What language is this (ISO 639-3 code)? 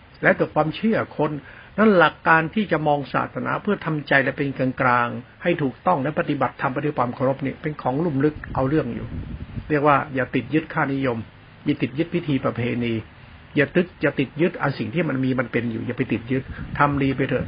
tha